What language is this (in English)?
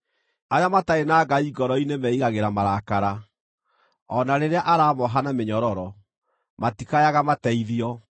Kikuyu